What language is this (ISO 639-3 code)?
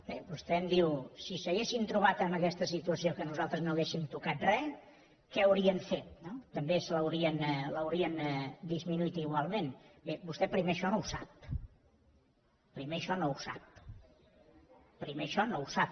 cat